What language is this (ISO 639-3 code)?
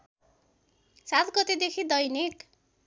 nep